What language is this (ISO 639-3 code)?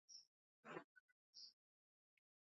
zho